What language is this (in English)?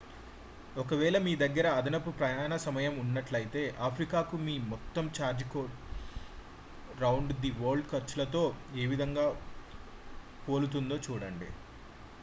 Telugu